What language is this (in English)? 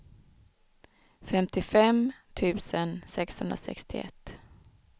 Swedish